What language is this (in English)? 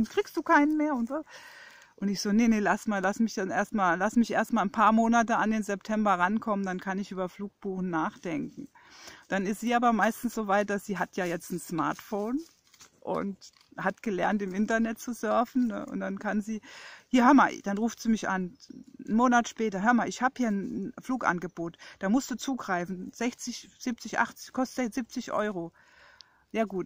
German